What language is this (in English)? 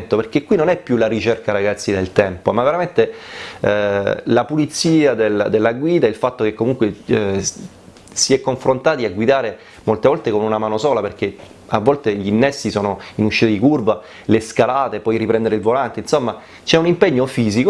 Italian